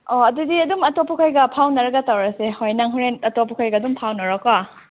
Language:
Manipuri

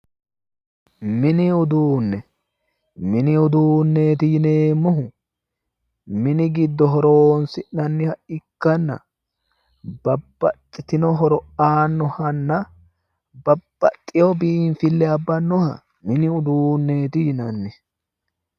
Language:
Sidamo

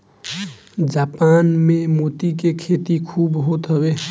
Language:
Bhojpuri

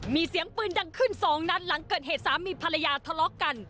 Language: Thai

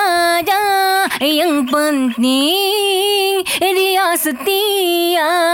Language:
Malay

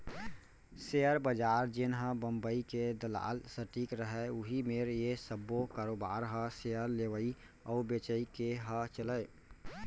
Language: Chhattisgarhi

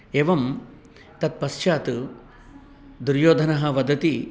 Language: Sanskrit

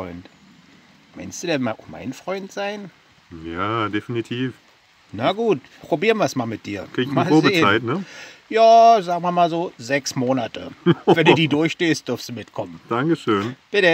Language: German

